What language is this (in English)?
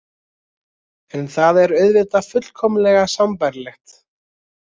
Icelandic